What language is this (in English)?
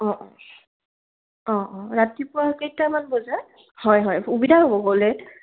Assamese